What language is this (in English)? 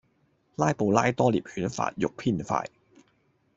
Cantonese